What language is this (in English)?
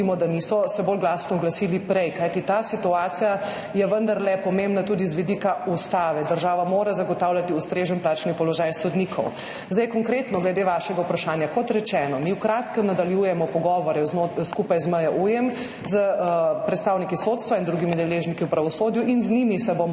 Slovenian